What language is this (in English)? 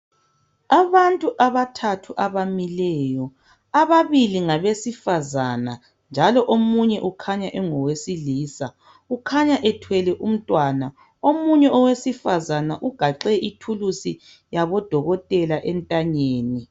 North Ndebele